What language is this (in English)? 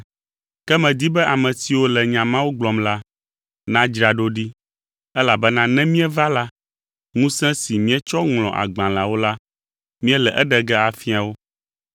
Ewe